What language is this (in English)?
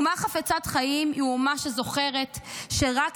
Hebrew